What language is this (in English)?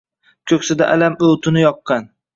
Uzbek